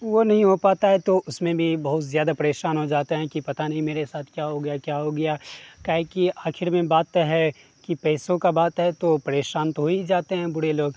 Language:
Urdu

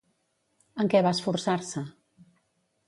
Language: Catalan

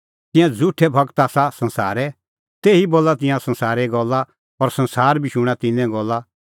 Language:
Kullu Pahari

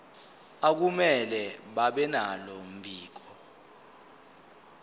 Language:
Zulu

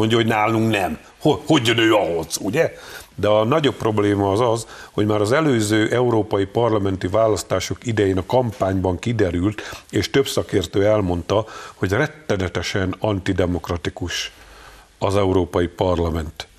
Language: Hungarian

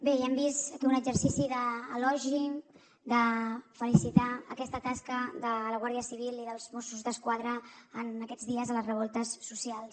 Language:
Catalan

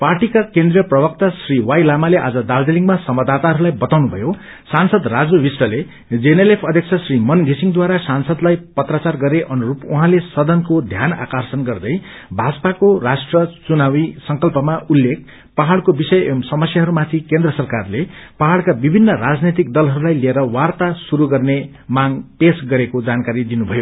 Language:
Nepali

